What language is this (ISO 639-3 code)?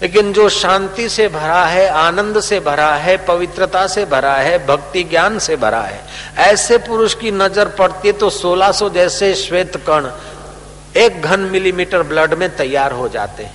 hin